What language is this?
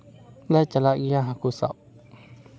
Santali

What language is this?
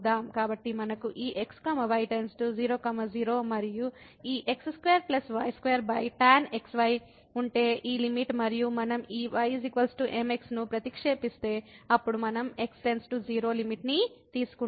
Telugu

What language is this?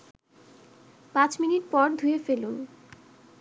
Bangla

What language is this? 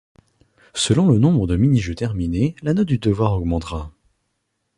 French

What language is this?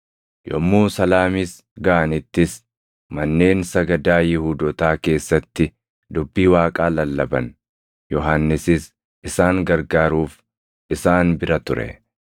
Oromo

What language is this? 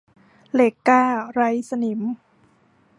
Thai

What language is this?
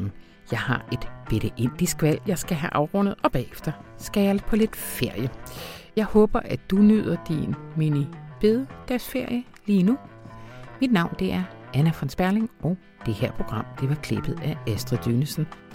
Danish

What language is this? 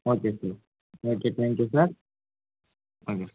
Tamil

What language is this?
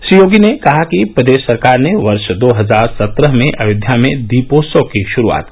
Hindi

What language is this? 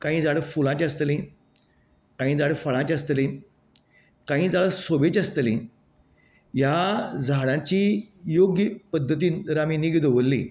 Konkani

